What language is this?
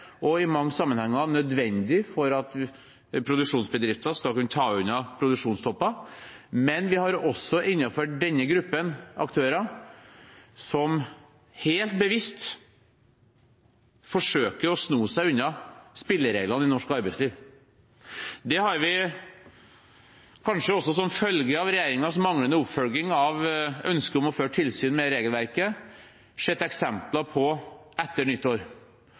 Norwegian Bokmål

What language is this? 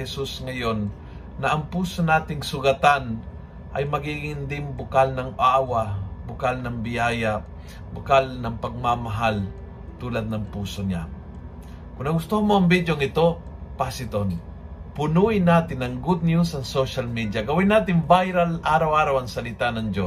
Filipino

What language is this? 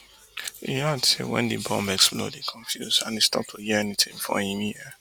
Nigerian Pidgin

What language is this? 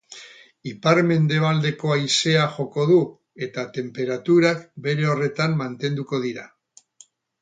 Basque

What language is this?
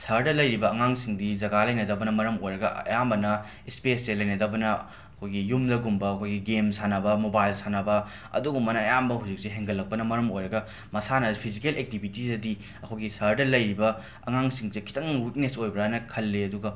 Manipuri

